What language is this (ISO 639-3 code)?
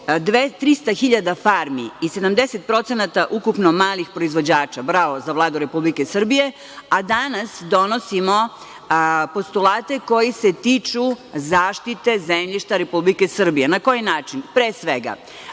srp